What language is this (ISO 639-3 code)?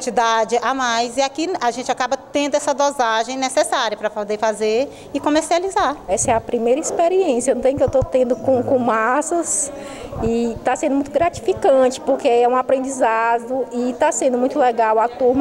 por